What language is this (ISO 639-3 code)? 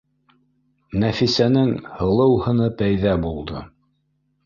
bak